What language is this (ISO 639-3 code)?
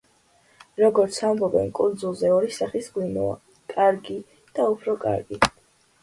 kat